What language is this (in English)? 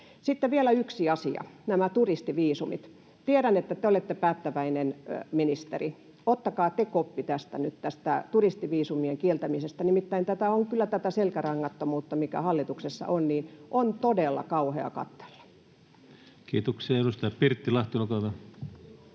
Finnish